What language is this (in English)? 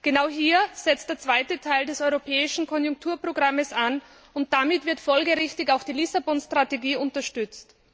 German